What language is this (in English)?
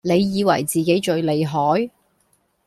Cantonese